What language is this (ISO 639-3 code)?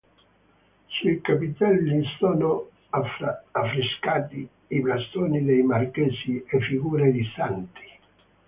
ita